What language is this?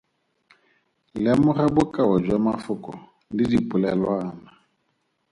Tswana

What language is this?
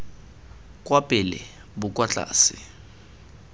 Tswana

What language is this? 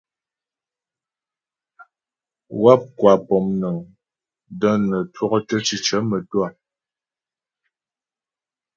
Ghomala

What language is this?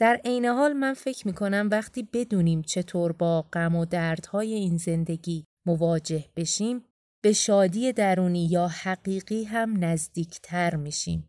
Persian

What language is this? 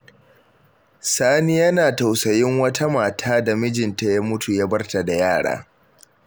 Hausa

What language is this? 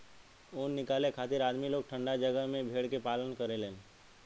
Bhojpuri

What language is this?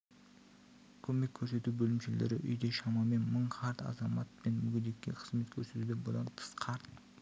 Kazakh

